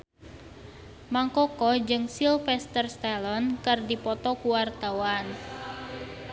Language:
Sundanese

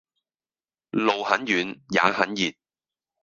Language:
Cantonese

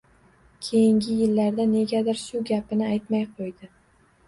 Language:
Uzbek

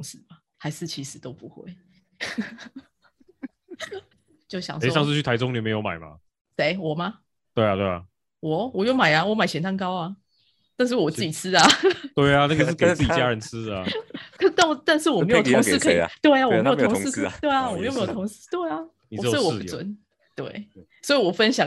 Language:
Chinese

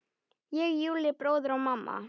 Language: Icelandic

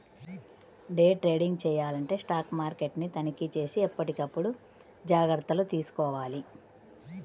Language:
Telugu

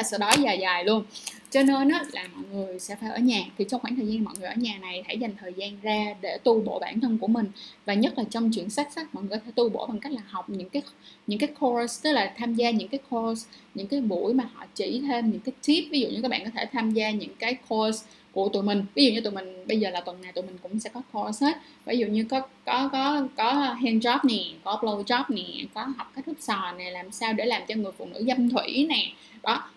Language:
Vietnamese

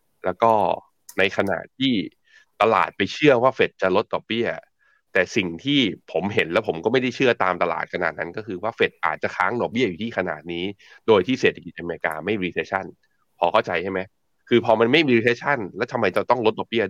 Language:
Thai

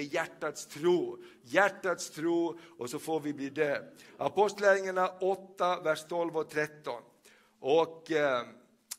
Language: Swedish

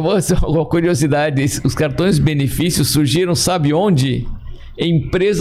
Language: Portuguese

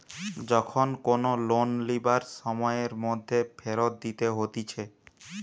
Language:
Bangla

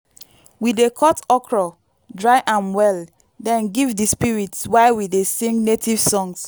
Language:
Nigerian Pidgin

